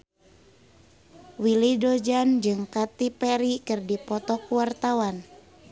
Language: Sundanese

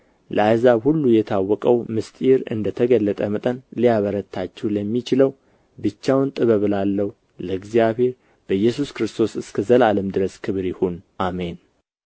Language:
Amharic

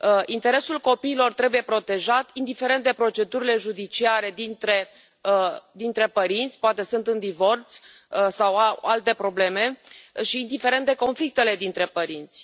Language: Romanian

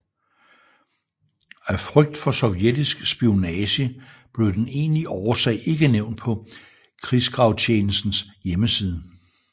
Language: Danish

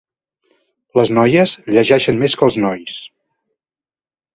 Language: Catalan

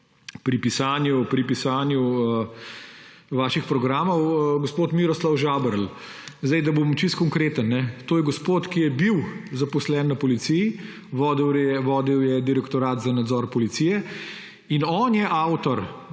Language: Slovenian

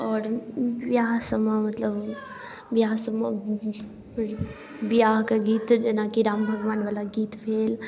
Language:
Maithili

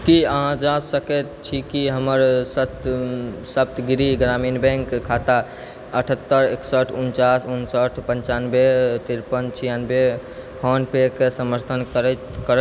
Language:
Maithili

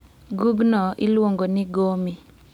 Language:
Luo (Kenya and Tanzania)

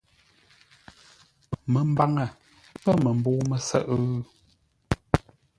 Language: Ngombale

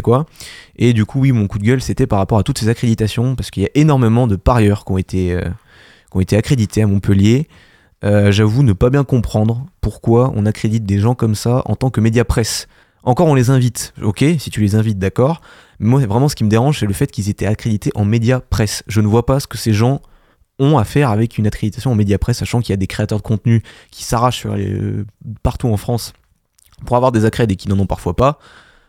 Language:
French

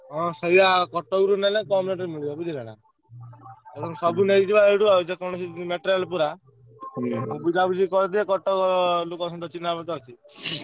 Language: Odia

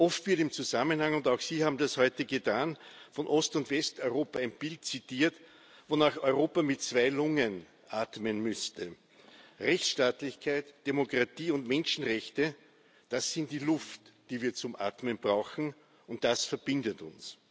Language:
German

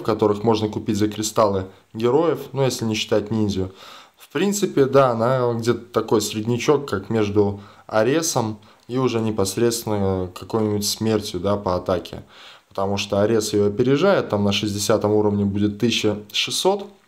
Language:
Russian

